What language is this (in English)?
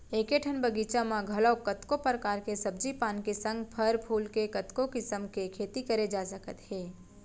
Chhattisgarhi